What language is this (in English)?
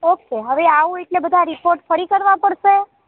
Gujarati